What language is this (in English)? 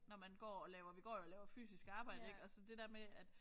Danish